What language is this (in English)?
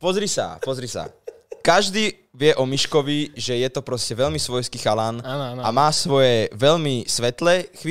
Slovak